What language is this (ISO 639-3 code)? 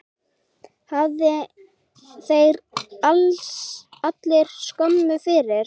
isl